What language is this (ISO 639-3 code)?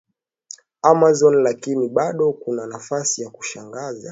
swa